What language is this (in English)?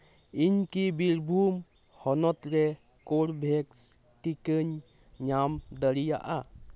Santali